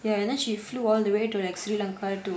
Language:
English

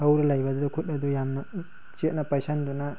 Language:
Manipuri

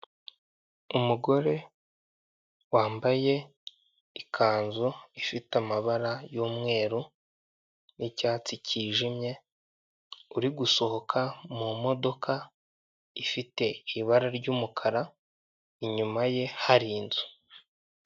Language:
Kinyarwanda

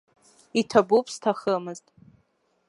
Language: Abkhazian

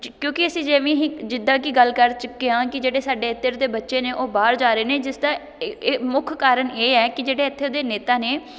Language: Punjabi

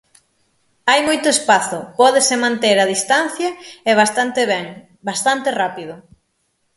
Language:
Galician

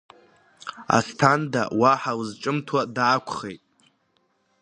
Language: Abkhazian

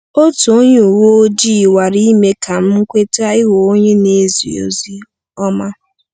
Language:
Igbo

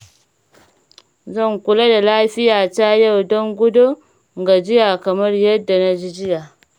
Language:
Hausa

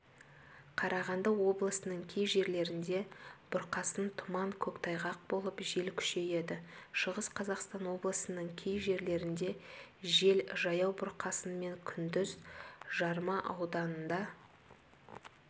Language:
Kazakh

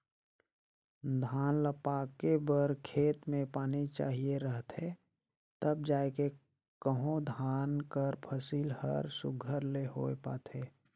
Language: Chhattisgarhi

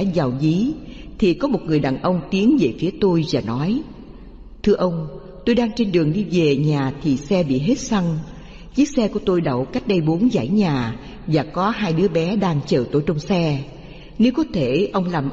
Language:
Vietnamese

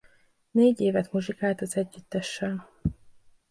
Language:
Hungarian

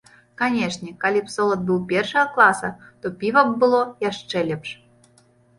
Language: Belarusian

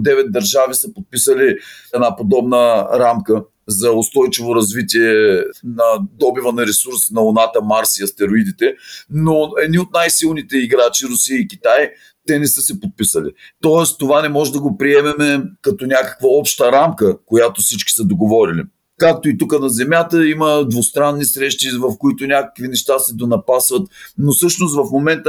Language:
Bulgarian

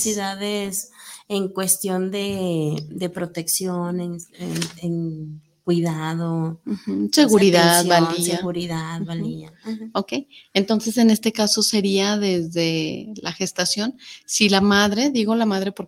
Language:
Spanish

